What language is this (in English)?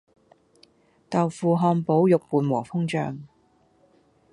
Cantonese